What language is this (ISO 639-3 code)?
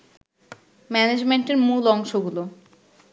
ben